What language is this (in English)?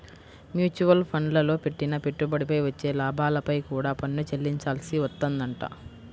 Telugu